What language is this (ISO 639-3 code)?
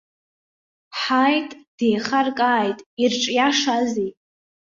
abk